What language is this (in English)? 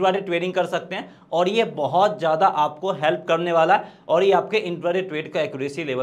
Hindi